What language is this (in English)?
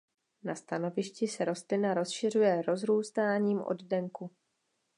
Czech